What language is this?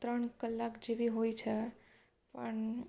Gujarati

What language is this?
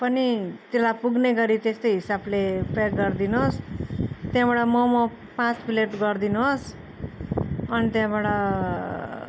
Nepali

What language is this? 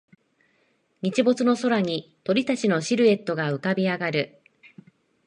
Japanese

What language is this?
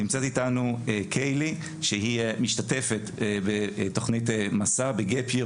Hebrew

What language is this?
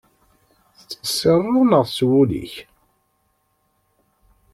Kabyle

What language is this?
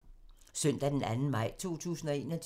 Danish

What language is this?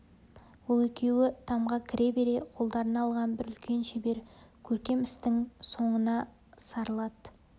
Kazakh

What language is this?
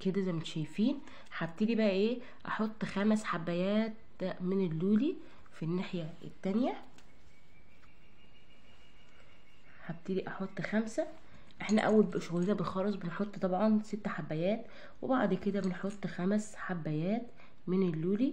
Arabic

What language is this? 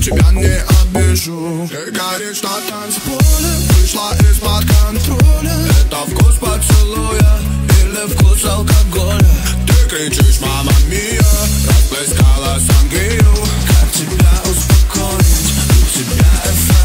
Arabic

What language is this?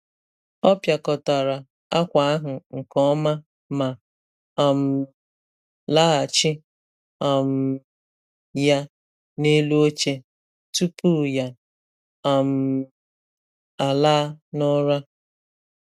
Igbo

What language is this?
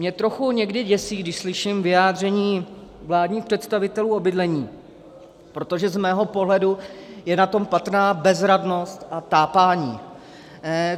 Czech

